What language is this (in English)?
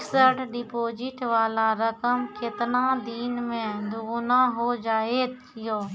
Maithili